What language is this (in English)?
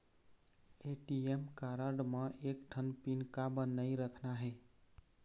Chhattisgarhi